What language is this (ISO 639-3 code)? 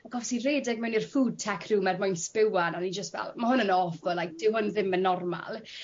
cym